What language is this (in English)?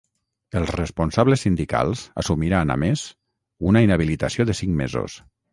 Catalan